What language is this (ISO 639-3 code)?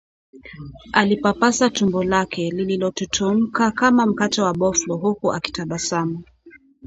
swa